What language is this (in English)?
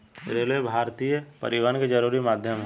Bhojpuri